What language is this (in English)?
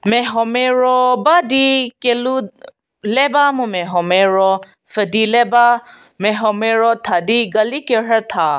Angami Naga